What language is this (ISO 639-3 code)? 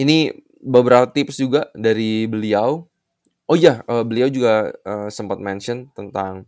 ind